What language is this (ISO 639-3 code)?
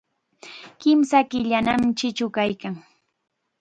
qxa